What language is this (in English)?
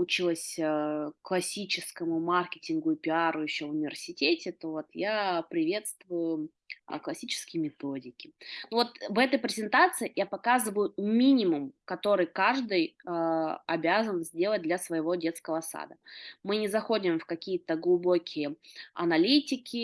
Russian